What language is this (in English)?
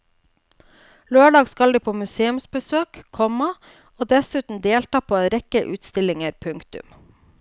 Norwegian